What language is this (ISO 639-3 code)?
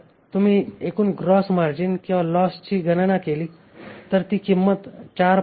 mar